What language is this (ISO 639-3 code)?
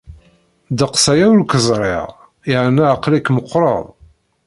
kab